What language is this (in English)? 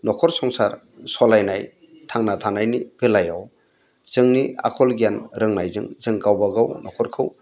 Bodo